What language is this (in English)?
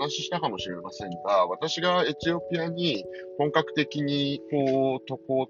Japanese